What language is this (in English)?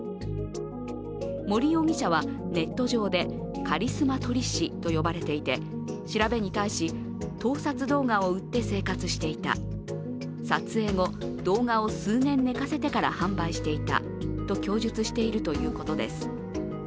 Japanese